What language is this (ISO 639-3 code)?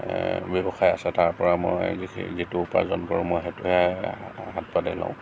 asm